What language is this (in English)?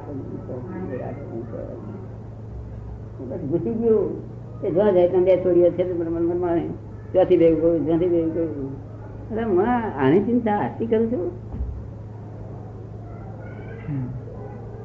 Gujarati